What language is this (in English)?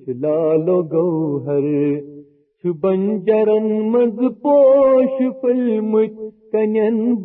Urdu